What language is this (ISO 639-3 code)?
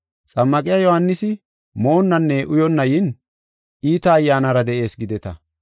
gof